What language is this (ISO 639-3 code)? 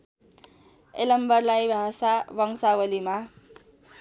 nep